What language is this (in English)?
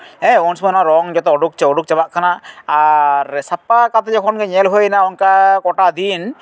Santali